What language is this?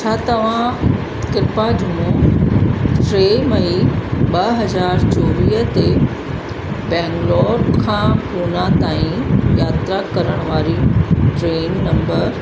Sindhi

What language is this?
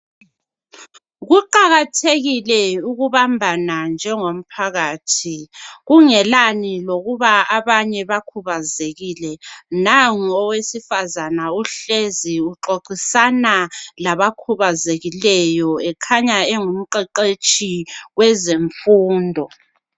North Ndebele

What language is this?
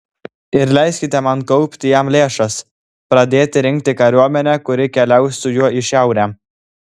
Lithuanian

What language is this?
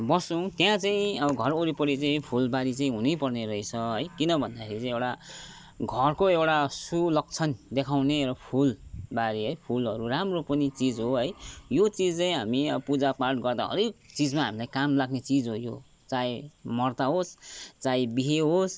Nepali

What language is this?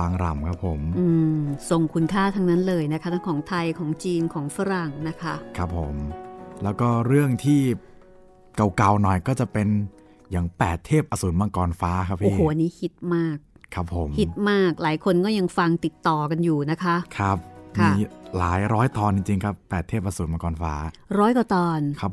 Thai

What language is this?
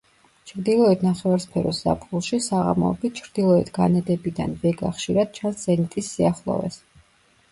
Georgian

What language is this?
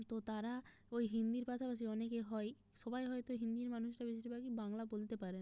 Bangla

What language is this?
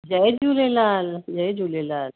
Sindhi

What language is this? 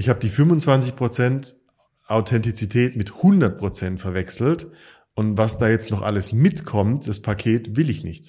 German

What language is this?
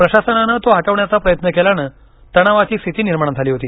Marathi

